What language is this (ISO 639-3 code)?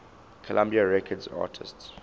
eng